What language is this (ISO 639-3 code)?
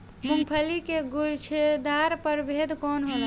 bho